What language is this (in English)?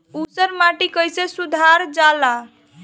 Bhojpuri